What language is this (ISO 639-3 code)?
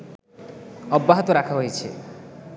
ben